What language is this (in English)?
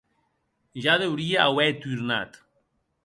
Occitan